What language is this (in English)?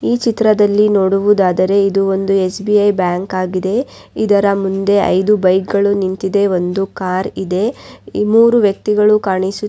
Kannada